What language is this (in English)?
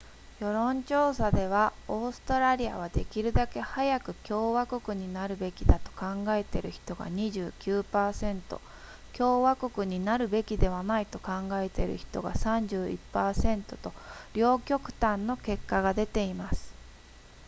Japanese